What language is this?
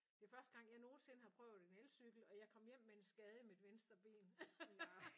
Danish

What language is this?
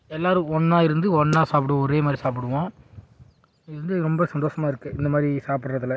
Tamil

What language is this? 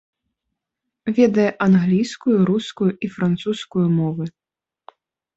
Belarusian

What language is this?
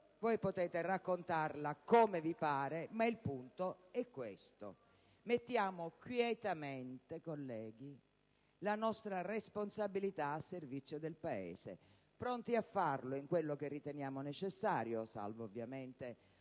Italian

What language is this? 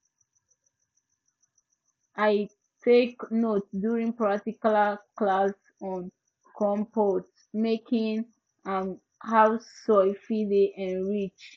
Nigerian Pidgin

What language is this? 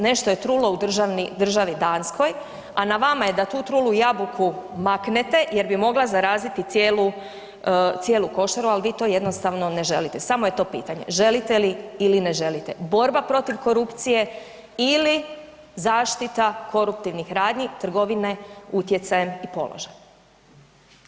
Croatian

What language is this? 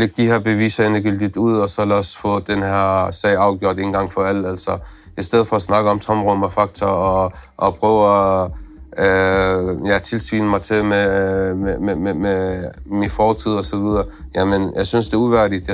Danish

